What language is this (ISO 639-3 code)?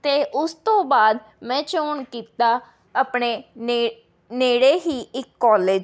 pan